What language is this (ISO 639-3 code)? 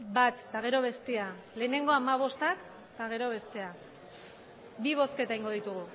eus